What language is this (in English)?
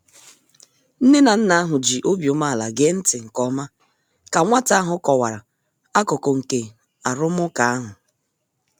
Igbo